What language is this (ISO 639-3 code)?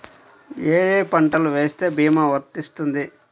tel